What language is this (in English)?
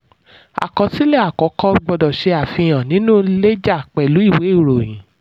Yoruba